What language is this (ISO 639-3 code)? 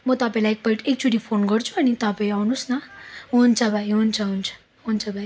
nep